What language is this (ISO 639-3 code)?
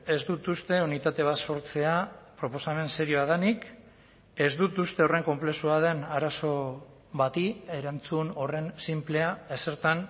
eus